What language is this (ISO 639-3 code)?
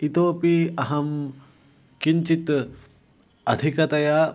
san